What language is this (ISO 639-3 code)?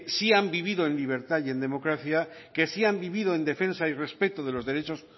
spa